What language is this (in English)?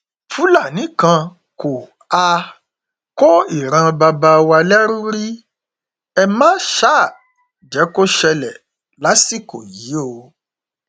Yoruba